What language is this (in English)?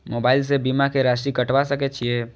Maithili